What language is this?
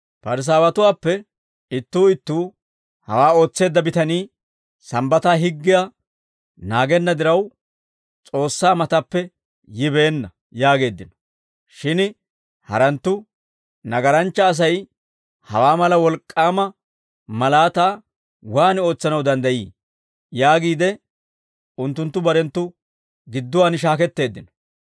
Dawro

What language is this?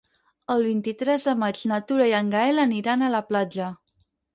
Catalan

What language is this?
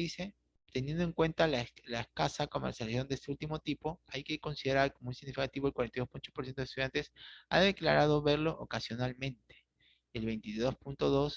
Spanish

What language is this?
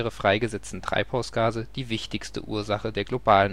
German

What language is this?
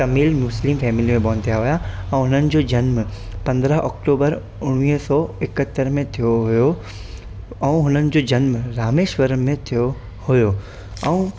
Sindhi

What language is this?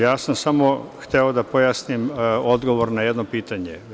Serbian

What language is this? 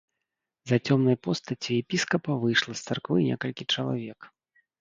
Belarusian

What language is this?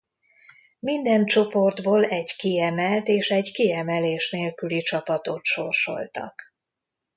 Hungarian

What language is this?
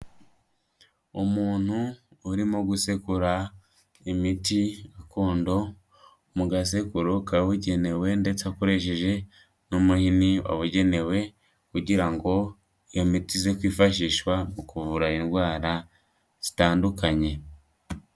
Kinyarwanda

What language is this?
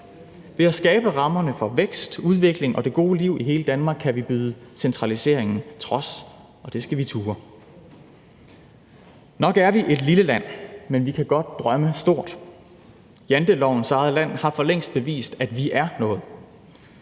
Danish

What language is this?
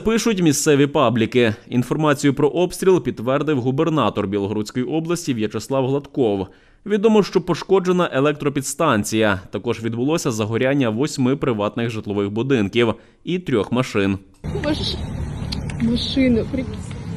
Ukrainian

